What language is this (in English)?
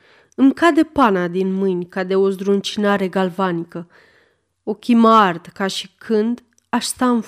Romanian